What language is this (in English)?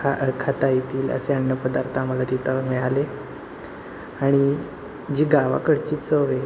Marathi